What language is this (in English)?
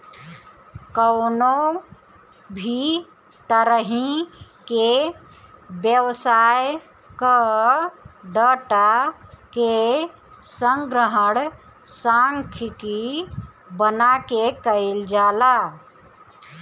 Bhojpuri